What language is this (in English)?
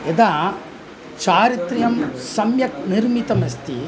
Sanskrit